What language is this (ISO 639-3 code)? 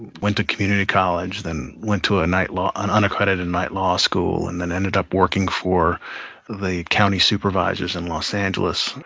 eng